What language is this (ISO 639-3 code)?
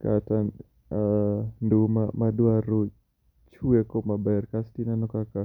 luo